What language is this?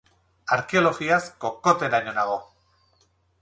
Basque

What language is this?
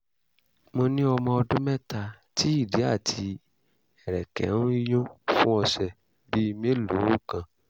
Yoruba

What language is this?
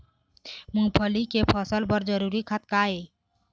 Chhattisgarhi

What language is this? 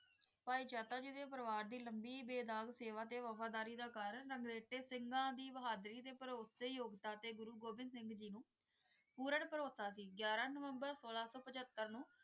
Punjabi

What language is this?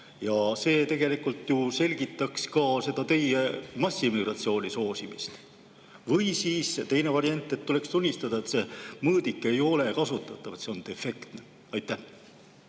Estonian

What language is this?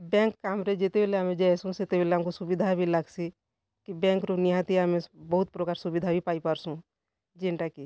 Odia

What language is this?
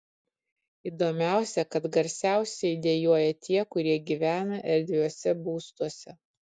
Lithuanian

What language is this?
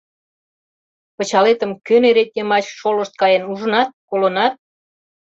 Mari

